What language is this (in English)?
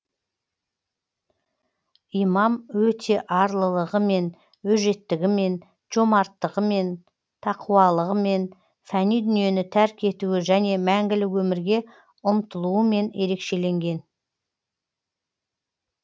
Kazakh